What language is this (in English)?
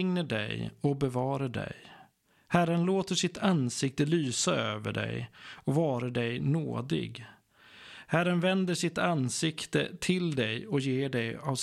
Swedish